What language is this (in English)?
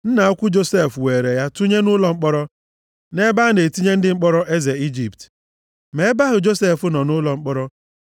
Igbo